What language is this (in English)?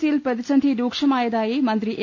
Malayalam